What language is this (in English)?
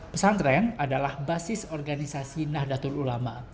Indonesian